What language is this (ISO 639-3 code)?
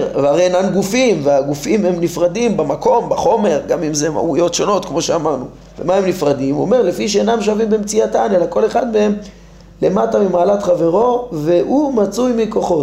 heb